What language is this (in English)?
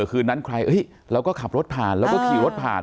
Thai